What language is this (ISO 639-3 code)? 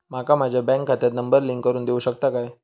mar